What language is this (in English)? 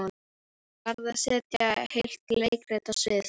Icelandic